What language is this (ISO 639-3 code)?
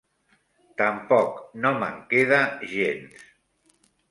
cat